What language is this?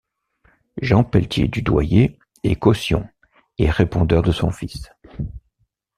French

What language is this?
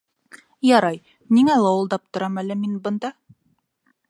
Bashkir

